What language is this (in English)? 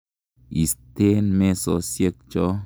Kalenjin